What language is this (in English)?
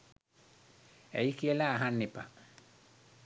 Sinhala